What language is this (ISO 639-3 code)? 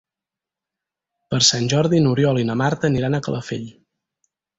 cat